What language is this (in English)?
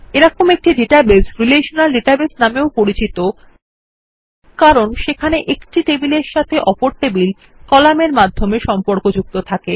Bangla